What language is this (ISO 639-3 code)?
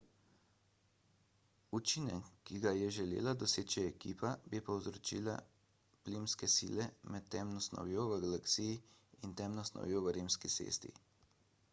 slv